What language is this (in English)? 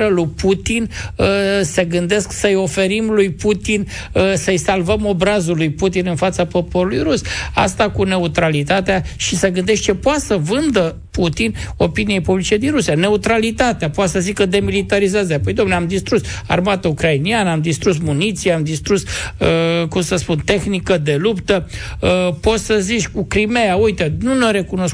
Romanian